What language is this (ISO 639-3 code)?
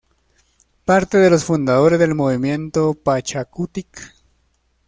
spa